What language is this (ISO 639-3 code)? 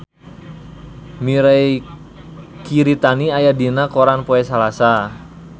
sun